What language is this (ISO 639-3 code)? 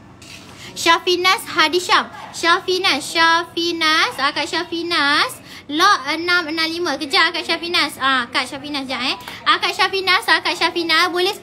msa